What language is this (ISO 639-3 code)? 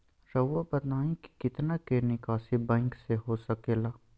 mag